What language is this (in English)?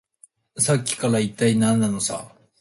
Japanese